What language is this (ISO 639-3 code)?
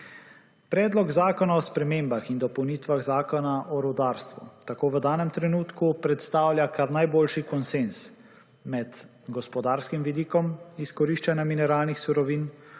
slv